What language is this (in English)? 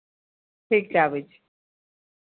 Maithili